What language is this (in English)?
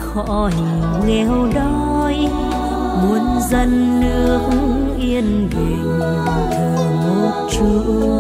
Vietnamese